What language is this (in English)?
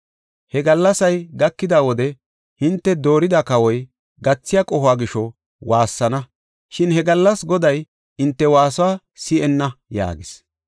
Gofa